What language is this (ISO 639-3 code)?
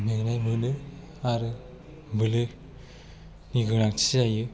brx